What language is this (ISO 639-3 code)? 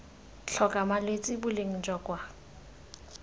tsn